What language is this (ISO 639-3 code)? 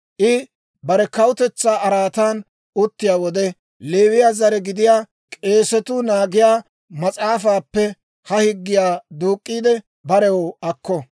dwr